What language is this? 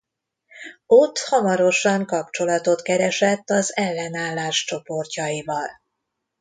Hungarian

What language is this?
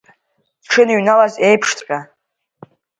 Abkhazian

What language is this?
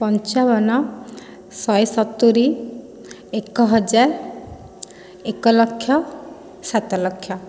Odia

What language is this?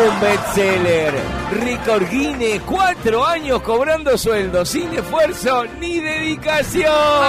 Spanish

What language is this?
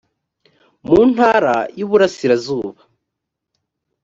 Kinyarwanda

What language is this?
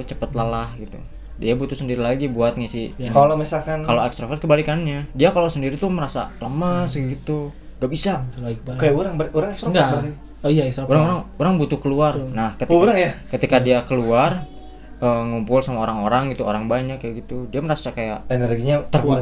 Indonesian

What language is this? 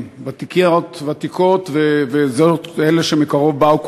Hebrew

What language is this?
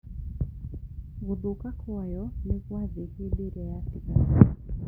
Kikuyu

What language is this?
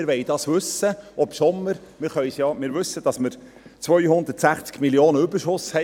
Swiss German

